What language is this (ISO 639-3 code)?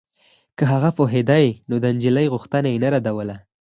pus